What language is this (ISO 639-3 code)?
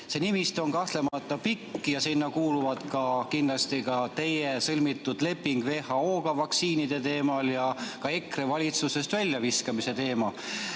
est